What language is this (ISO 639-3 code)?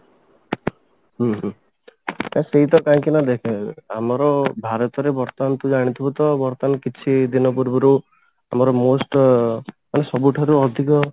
ori